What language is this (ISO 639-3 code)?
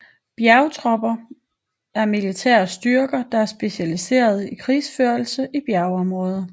dan